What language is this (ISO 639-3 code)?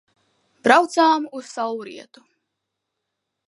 lav